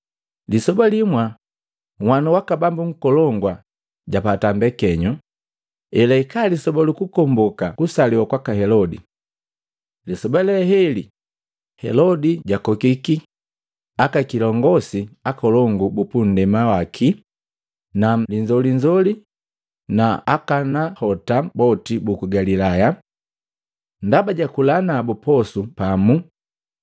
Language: Matengo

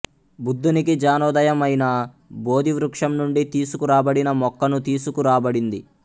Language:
Telugu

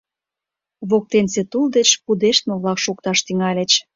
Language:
Mari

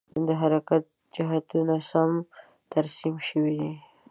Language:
Pashto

